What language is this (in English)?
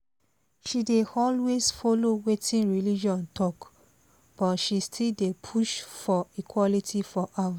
Nigerian Pidgin